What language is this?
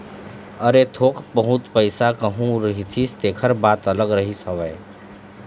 Chhattisgarhi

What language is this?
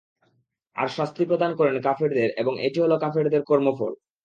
Bangla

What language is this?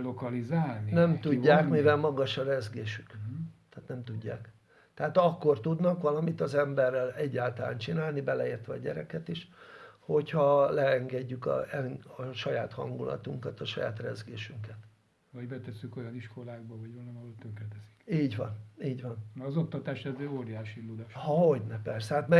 Hungarian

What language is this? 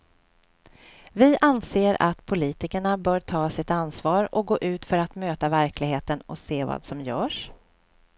Swedish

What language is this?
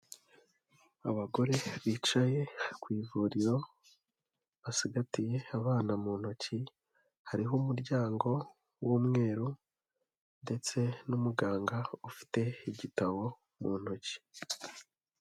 Kinyarwanda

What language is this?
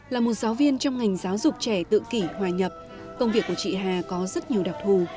Vietnamese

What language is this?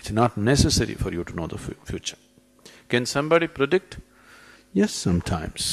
English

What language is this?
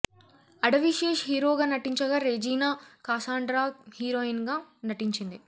Telugu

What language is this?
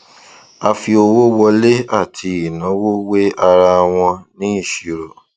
Yoruba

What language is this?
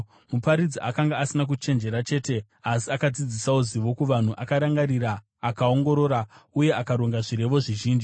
Shona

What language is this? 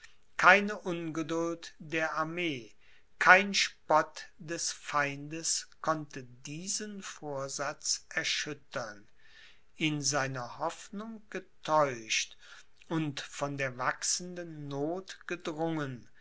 German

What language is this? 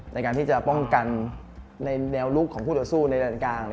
Thai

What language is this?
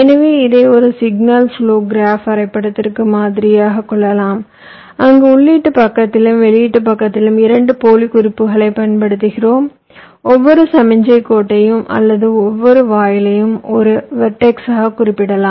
Tamil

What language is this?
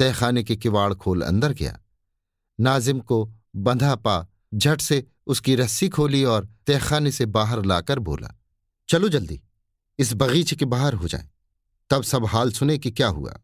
Hindi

